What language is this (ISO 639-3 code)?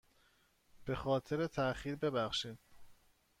fas